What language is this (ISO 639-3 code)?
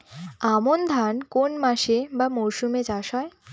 ben